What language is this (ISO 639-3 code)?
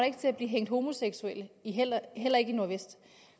dan